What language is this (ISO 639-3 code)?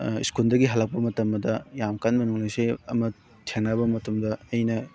mni